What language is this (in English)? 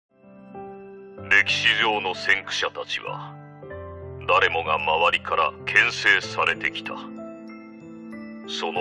Japanese